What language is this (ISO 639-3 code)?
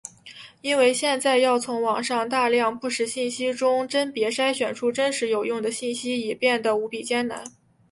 zho